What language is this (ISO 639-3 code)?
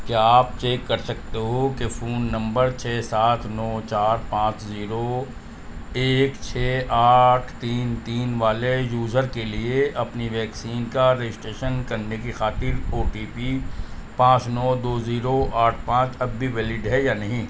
urd